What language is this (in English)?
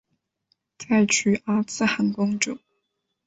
Chinese